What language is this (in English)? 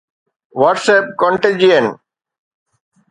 Sindhi